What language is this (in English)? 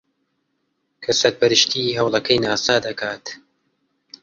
Central Kurdish